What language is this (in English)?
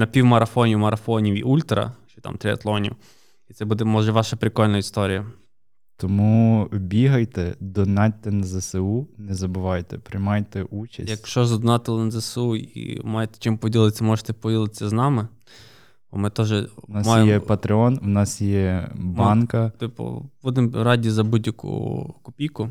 Ukrainian